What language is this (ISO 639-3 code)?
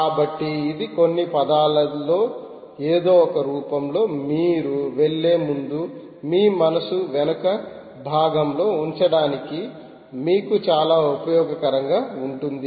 tel